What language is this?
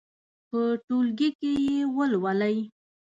Pashto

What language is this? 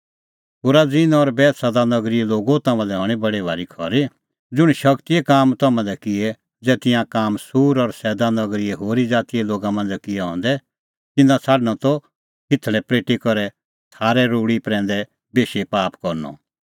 Kullu Pahari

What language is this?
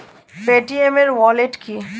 Bangla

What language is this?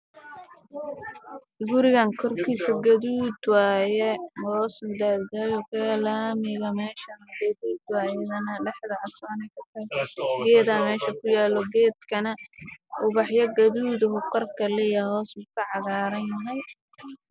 Somali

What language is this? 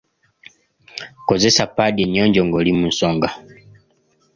Ganda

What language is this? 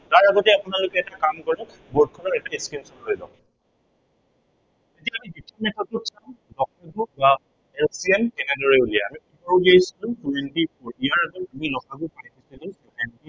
Assamese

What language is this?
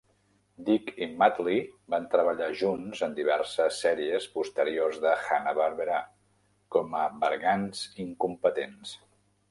Catalan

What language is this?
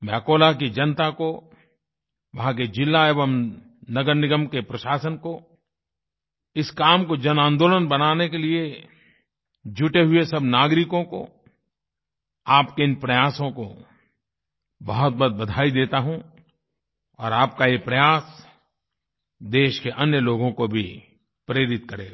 Hindi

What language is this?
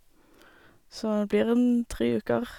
Norwegian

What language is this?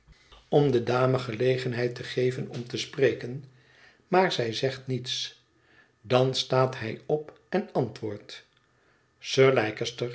Dutch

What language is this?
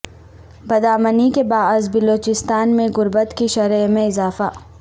Urdu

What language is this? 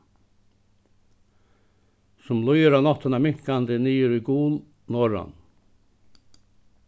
Faroese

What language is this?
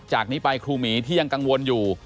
Thai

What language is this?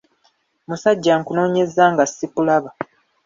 Ganda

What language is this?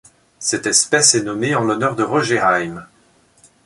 French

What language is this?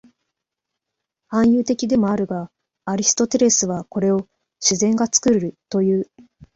Japanese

